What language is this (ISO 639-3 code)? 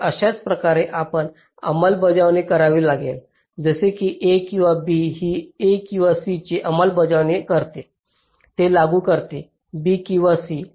mar